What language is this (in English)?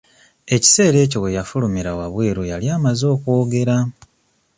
Ganda